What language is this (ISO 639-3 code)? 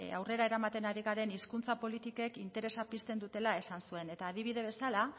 eus